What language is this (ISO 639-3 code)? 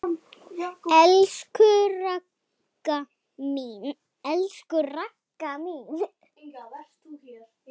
isl